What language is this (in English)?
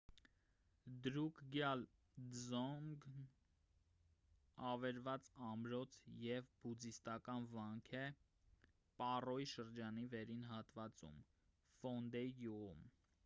Armenian